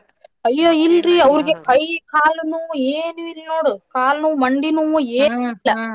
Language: Kannada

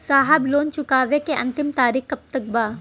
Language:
Bhojpuri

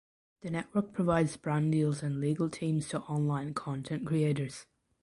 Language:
English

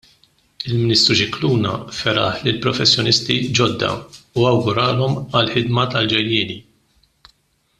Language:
Maltese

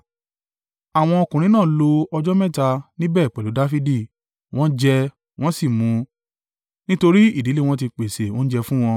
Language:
Yoruba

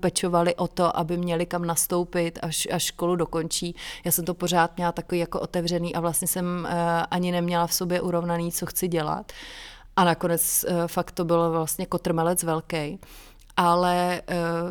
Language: Czech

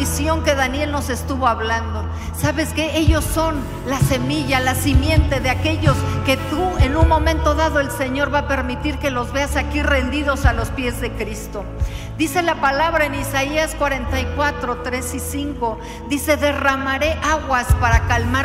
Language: Spanish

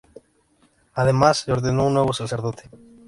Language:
Spanish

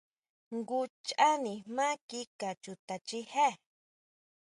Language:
Huautla Mazatec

